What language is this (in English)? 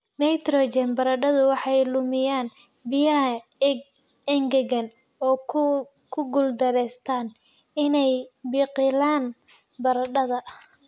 Somali